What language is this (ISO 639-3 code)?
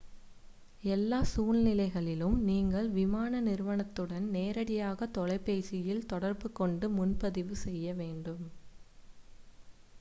tam